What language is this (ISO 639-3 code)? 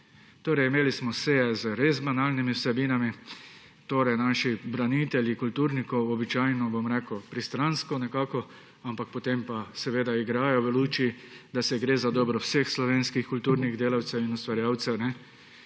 slv